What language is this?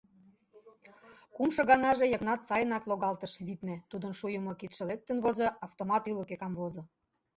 Mari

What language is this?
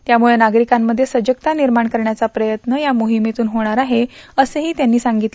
Marathi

